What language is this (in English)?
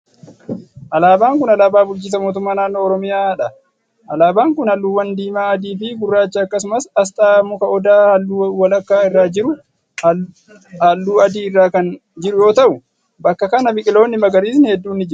Oromo